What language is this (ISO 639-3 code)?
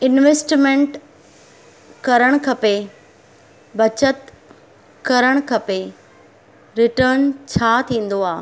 snd